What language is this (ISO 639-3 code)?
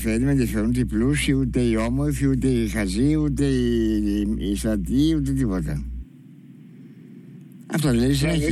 ell